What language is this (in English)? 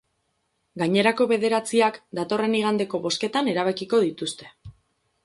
Basque